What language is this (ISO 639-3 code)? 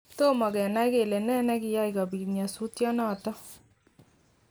kln